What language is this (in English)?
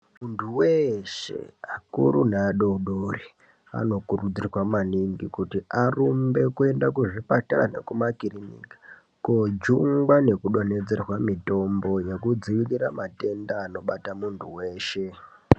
Ndau